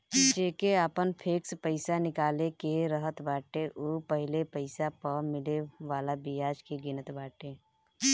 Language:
Bhojpuri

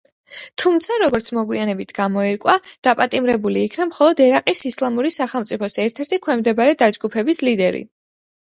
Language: Georgian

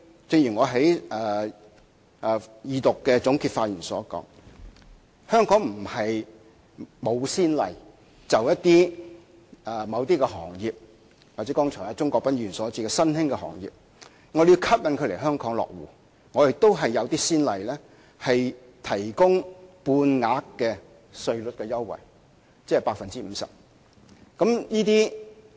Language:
Cantonese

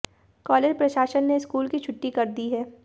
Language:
Hindi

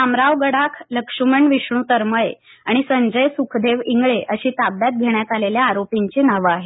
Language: Marathi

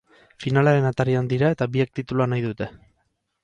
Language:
Basque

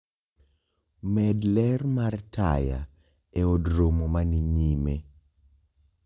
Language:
Luo (Kenya and Tanzania)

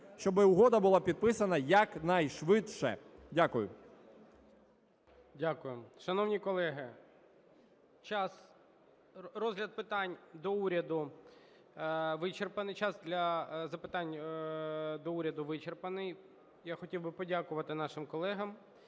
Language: Ukrainian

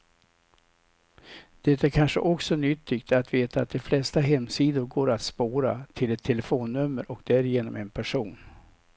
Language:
Swedish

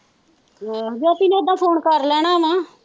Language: Punjabi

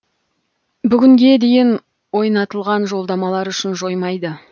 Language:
Kazakh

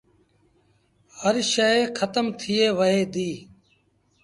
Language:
Sindhi Bhil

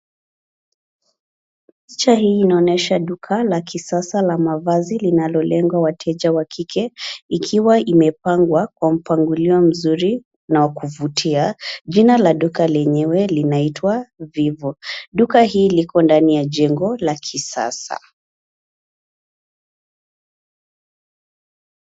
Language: Swahili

